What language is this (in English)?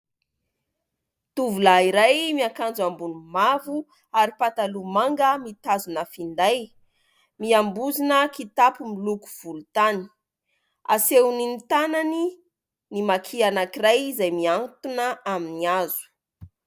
Malagasy